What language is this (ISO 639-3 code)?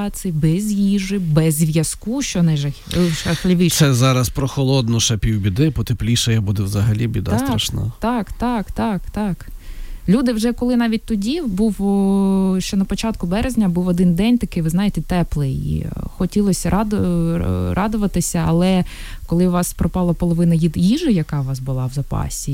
ukr